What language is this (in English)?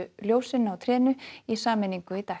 Icelandic